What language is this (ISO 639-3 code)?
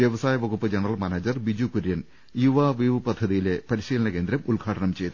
mal